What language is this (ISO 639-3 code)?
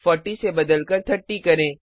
hin